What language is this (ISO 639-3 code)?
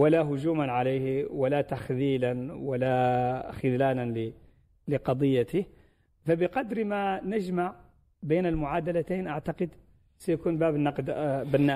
ara